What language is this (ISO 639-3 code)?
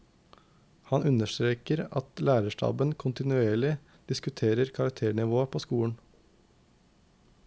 nor